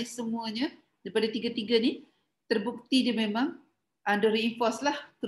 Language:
Malay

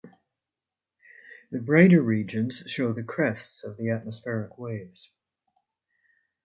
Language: English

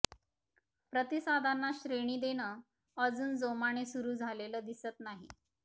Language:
Marathi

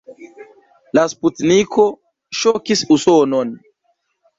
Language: Esperanto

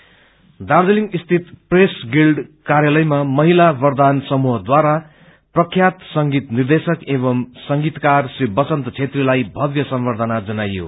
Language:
Nepali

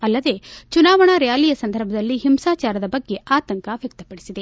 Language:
Kannada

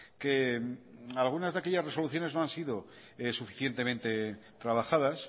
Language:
Spanish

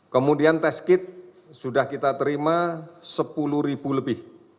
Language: Indonesian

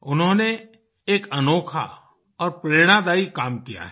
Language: Hindi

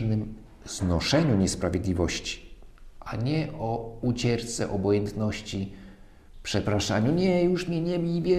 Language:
Polish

